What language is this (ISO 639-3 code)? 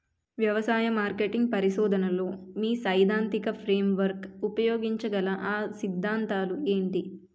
tel